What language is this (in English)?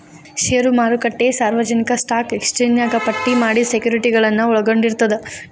Kannada